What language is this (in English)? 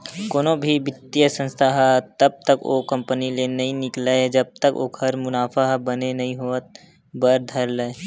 Chhattisgarhi